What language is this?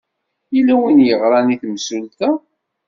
Kabyle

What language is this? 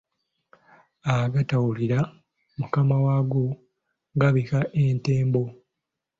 Ganda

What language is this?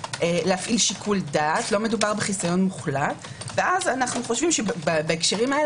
Hebrew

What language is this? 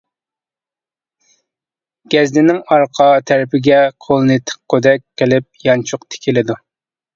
Uyghur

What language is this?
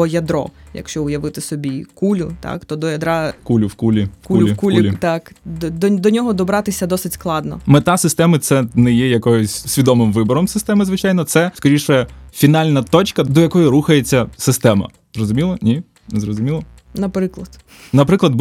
Ukrainian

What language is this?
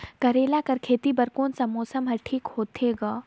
Chhattisgarhi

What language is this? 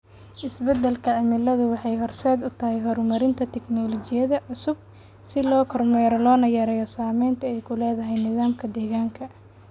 Somali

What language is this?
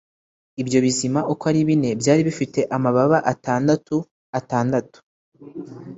Kinyarwanda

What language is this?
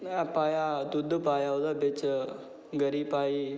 Dogri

